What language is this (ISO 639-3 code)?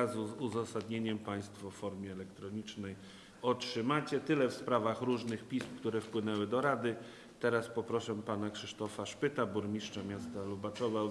pol